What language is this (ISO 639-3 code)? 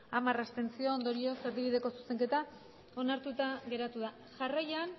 eus